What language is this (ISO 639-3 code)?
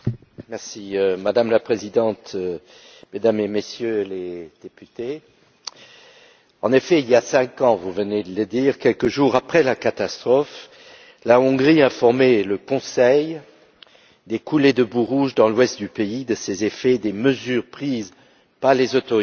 fra